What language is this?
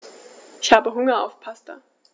German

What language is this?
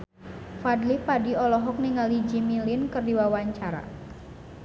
Sundanese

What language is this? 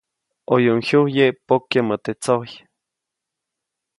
Copainalá Zoque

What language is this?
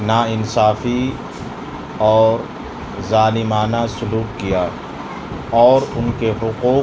Urdu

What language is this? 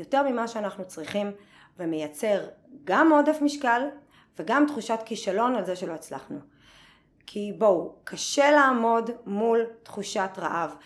Hebrew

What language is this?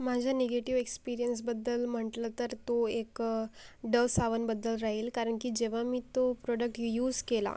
Marathi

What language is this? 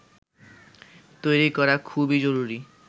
Bangla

